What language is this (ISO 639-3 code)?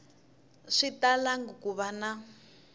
tso